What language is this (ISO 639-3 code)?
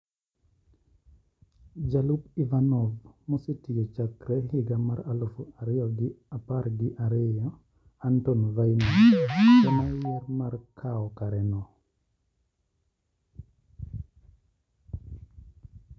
luo